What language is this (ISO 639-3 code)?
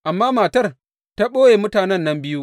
hau